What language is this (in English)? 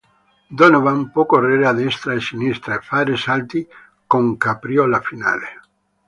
Italian